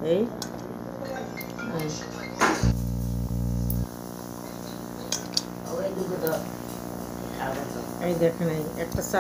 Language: Arabic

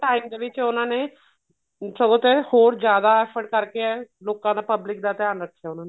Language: Punjabi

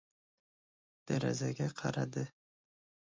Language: Uzbek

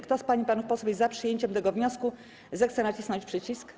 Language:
Polish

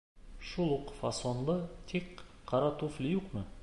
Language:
Bashkir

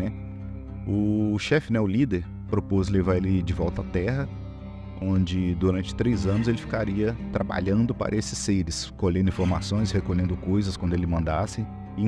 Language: Portuguese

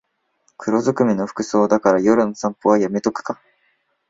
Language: Japanese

